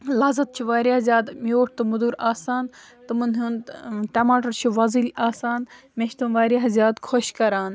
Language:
Kashmiri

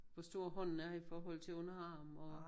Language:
Danish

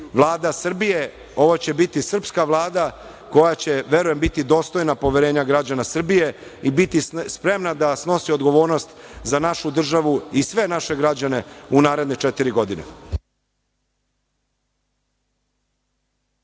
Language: Serbian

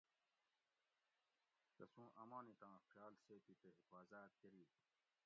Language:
Gawri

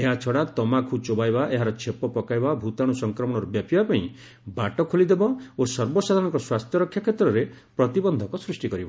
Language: Odia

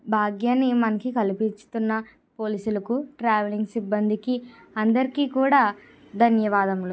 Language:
Telugu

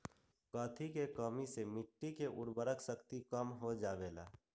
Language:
Magahi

